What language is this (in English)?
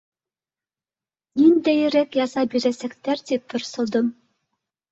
Bashkir